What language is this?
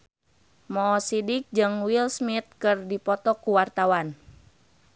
Sundanese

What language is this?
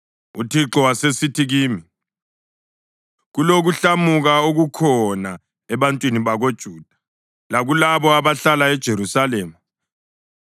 North Ndebele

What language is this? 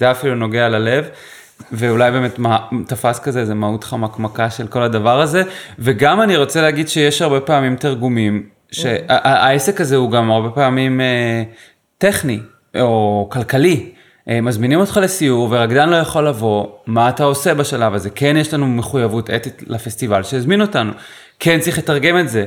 Hebrew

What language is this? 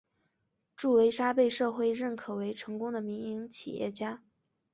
Chinese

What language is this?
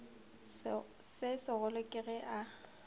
Northern Sotho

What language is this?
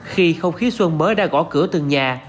Vietnamese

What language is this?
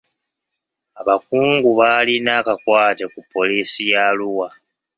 Ganda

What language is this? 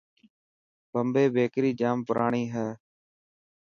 Dhatki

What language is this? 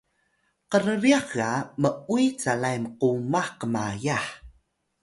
Atayal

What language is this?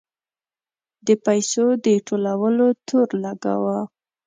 Pashto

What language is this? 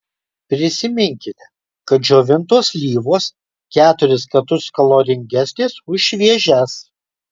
Lithuanian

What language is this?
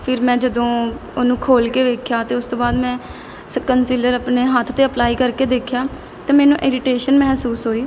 Punjabi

